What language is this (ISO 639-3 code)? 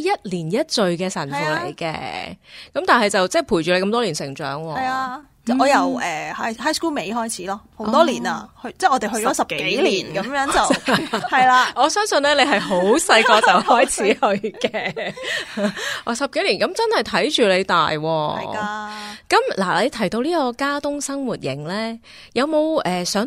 zho